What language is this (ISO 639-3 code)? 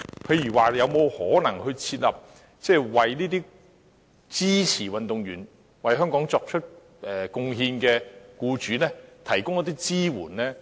yue